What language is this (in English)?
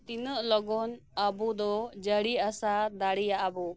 Santali